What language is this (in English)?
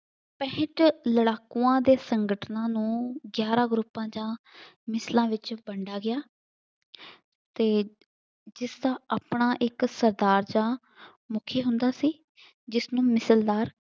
Punjabi